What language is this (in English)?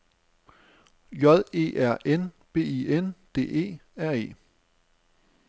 Danish